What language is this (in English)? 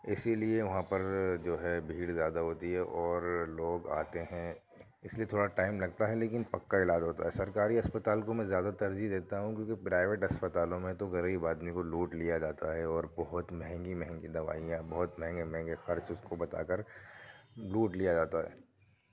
Urdu